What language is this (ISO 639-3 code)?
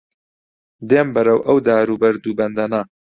ckb